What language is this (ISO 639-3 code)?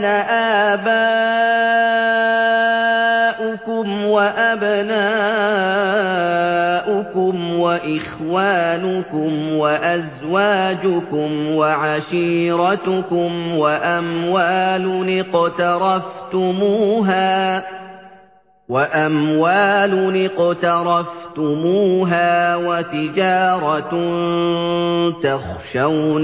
ara